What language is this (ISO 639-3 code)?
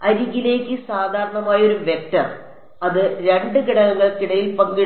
mal